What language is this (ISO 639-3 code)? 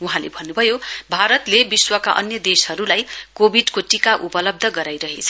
nep